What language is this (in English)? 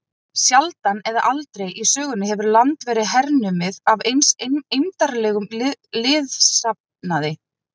Icelandic